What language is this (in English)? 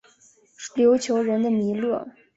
Chinese